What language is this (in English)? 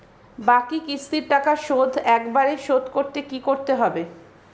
Bangla